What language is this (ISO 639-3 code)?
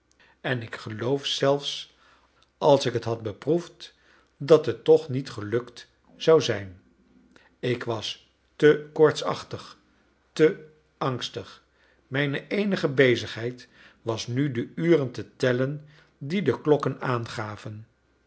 nld